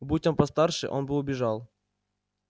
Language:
Russian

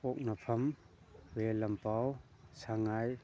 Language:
Manipuri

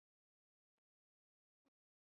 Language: Basque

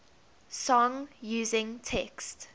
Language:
English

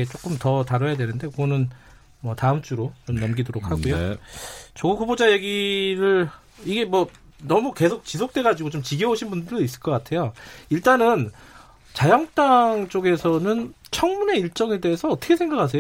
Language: Korean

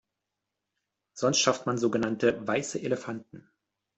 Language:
German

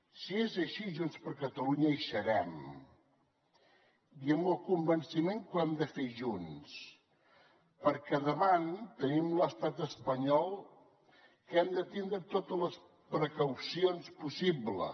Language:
Catalan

